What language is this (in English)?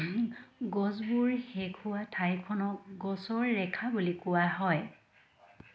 Assamese